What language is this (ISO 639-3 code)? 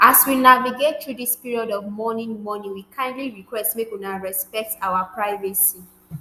pcm